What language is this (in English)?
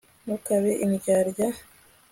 Kinyarwanda